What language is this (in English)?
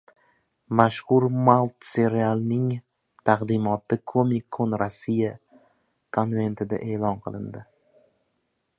Uzbek